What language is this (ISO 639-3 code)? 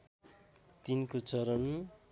nep